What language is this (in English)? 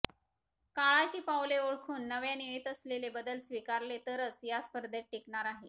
Marathi